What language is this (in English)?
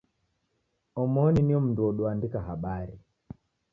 Taita